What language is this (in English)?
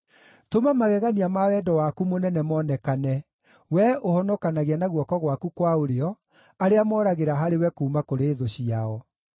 Kikuyu